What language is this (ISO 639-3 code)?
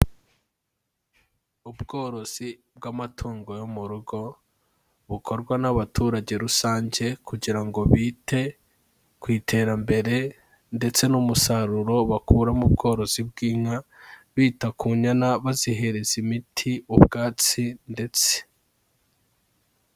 kin